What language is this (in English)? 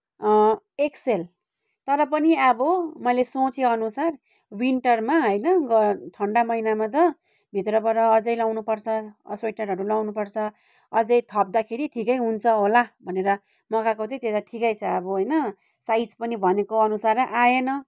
Nepali